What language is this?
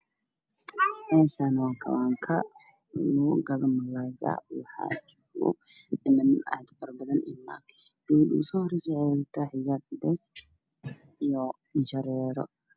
Somali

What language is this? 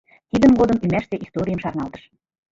Mari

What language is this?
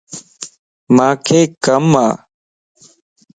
Lasi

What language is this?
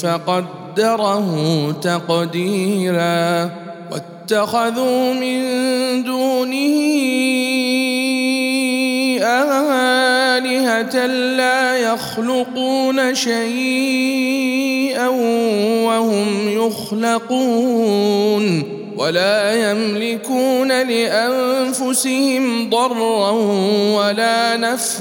Arabic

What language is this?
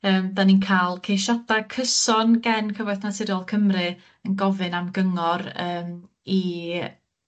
Welsh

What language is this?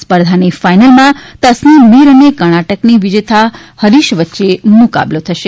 Gujarati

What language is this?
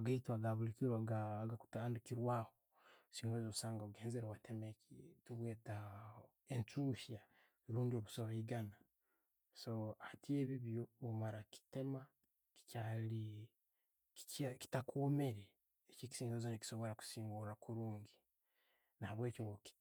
Tooro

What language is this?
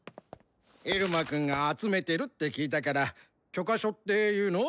Japanese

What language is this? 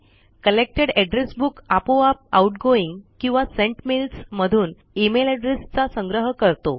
Marathi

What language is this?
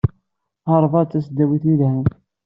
Kabyle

